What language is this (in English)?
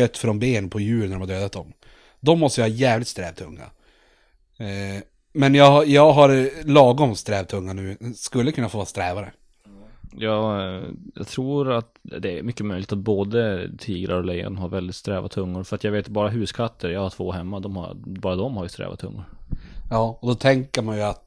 Swedish